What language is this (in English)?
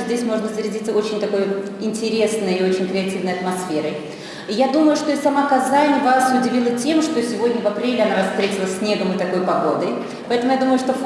Russian